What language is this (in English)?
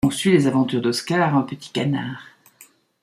French